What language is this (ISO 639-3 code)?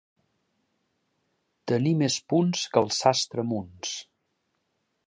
cat